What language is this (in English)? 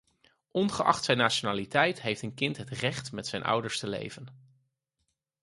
Dutch